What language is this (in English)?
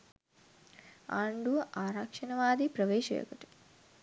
Sinhala